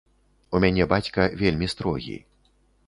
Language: Belarusian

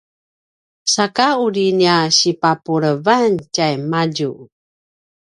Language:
Paiwan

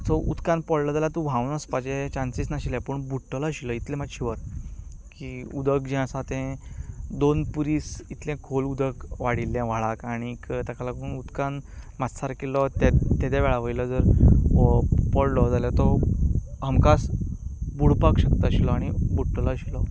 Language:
Konkani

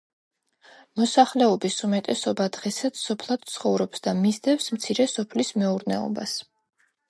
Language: Georgian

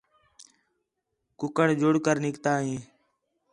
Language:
Khetrani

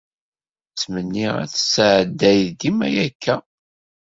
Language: Kabyle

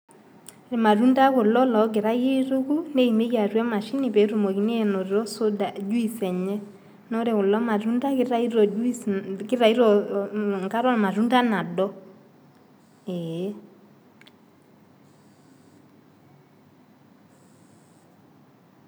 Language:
Masai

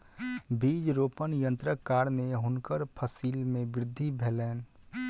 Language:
Maithili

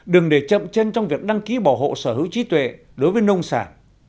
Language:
Vietnamese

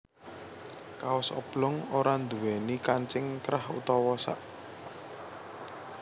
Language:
Javanese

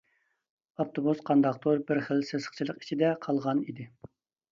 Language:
Uyghur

